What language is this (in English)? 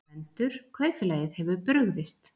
Icelandic